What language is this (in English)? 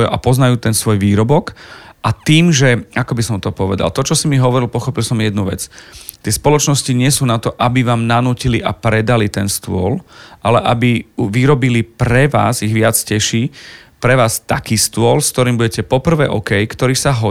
Slovak